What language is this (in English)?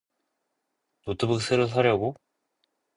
Korean